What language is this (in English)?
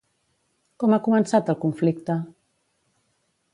Catalan